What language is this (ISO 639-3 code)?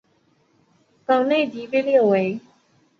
zho